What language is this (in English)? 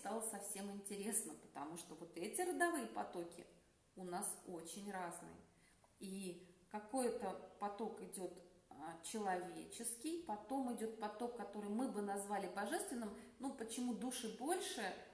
Russian